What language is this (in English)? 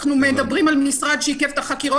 Hebrew